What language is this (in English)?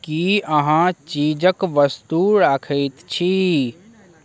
Maithili